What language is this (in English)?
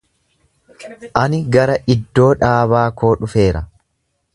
Oromo